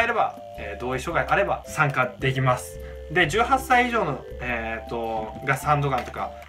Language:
Japanese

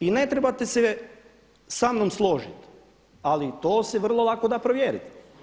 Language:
Croatian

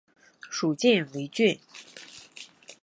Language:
Chinese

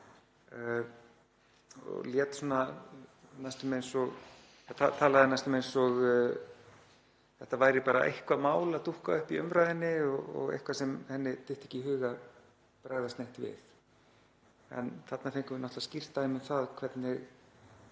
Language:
Icelandic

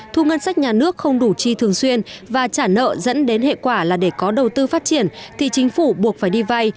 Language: Vietnamese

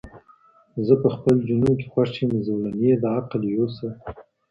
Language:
Pashto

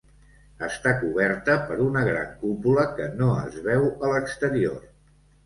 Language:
Catalan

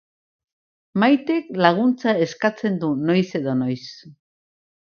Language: Basque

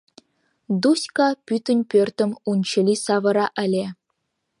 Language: Mari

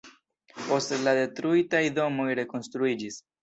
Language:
Esperanto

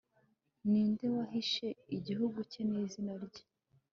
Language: Kinyarwanda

